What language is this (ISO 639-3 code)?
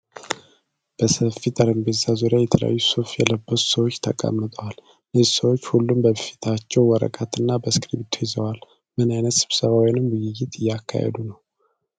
amh